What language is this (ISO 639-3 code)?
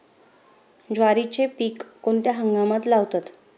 mar